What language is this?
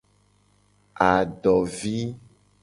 Gen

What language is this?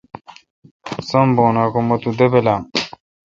Kalkoti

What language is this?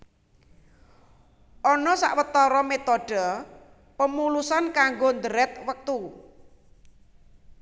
Javanese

